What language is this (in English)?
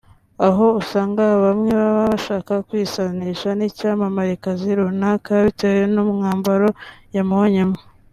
Kinyarwanda